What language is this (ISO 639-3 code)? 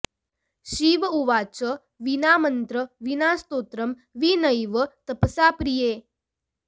san